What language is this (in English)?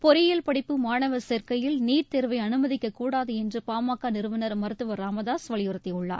Tamil